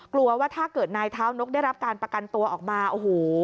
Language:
Thai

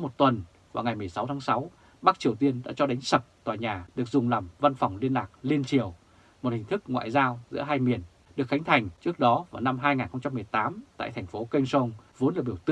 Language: Vietnamese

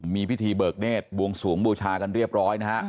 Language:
Thai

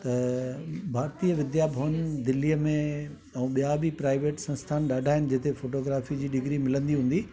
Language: Sindhi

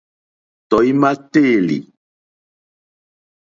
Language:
Mokpwe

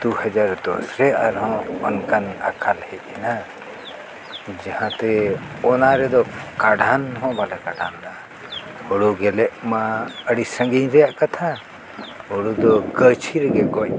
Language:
Santali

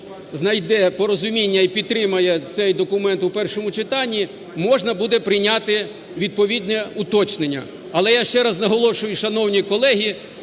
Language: Ukrainian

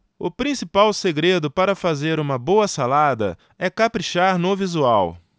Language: Portuguese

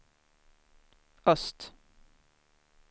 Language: Swedish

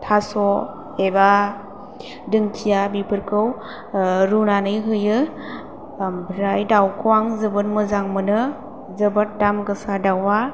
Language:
Bodo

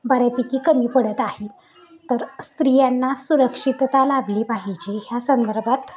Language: Marathi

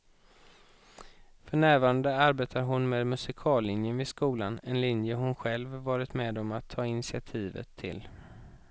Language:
Swedish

